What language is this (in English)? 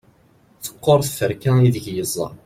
Kabyle